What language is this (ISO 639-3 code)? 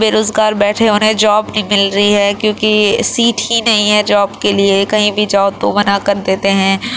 urd